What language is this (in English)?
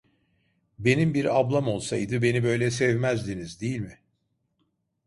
Turkish